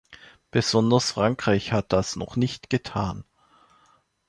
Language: German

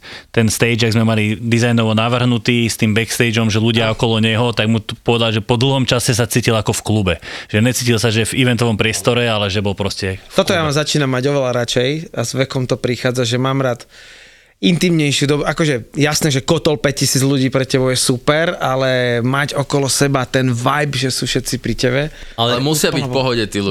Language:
Slovak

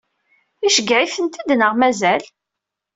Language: Kabyle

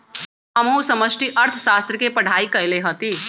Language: Magahi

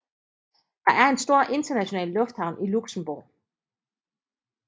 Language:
Danish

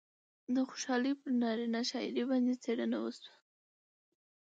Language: Pashto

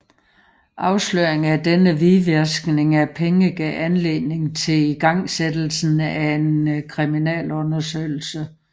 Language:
Danish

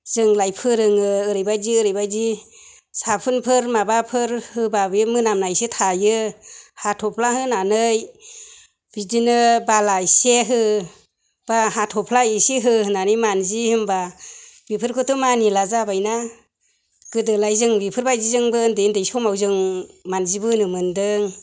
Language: Bodo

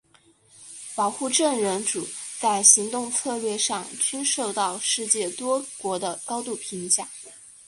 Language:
Chinese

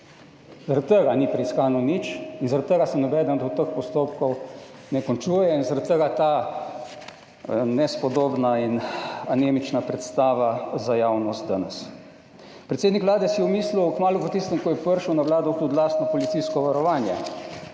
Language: Slovenian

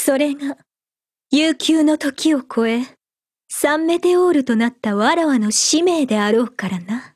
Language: Japanese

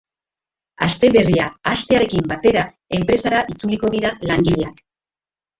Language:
Basque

